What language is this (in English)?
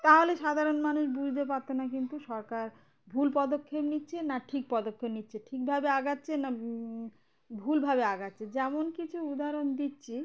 Bangla